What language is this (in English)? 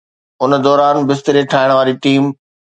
Sindhi